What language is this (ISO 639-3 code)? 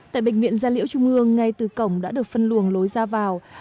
vie